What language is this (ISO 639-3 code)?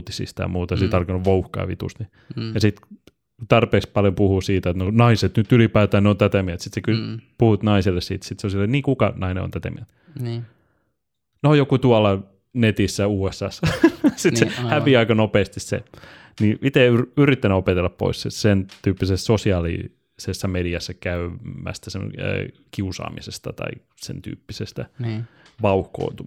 fin